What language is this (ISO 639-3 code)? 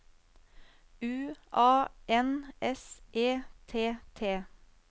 nor